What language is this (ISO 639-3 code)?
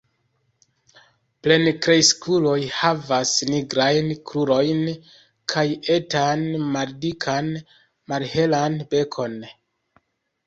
epo